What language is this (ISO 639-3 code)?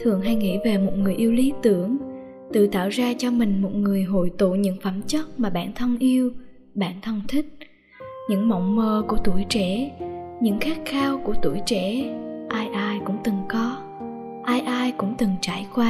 vie